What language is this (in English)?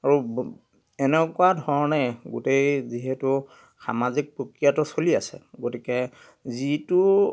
Assamese